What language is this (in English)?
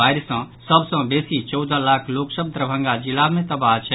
Maithili